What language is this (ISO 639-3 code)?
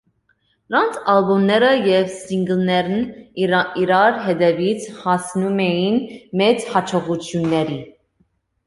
hye